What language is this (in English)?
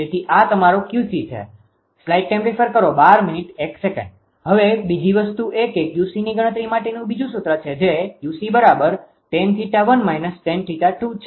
Gujarati